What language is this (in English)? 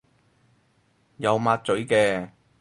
Cantonese